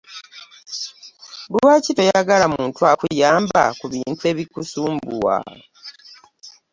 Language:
Ganda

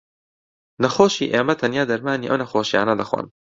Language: Central Kurdish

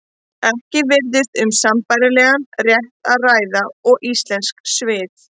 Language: Icelandic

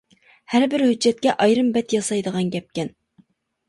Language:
Uyghur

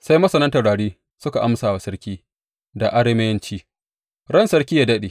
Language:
Hausa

